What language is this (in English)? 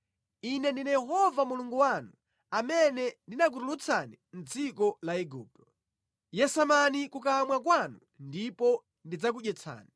Nyanja